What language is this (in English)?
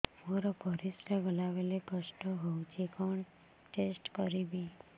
Odia